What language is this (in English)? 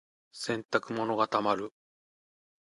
Japanese